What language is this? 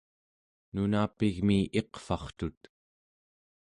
Central Yupik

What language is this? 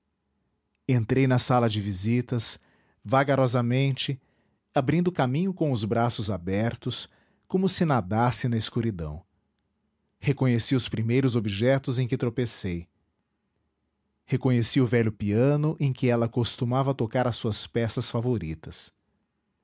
Portuguese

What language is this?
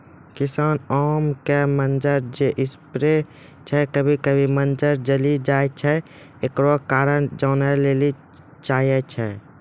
Maithili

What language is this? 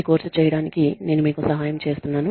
Telugu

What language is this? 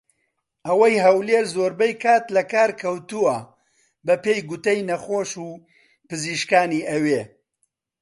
Central Kurdish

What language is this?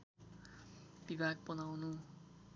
Nepali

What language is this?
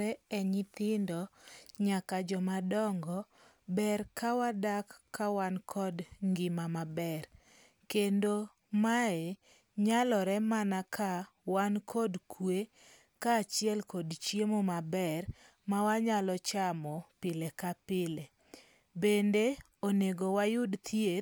Luo (Kenya and Tanzania)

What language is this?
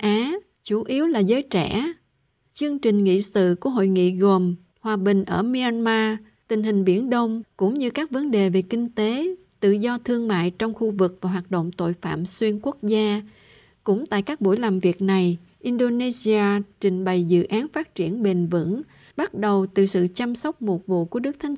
Vietnamese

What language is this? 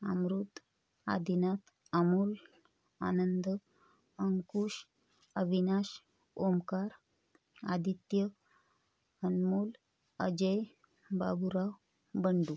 Marathi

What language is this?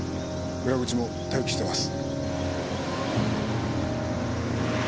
Japanese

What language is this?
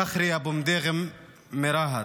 Hebrew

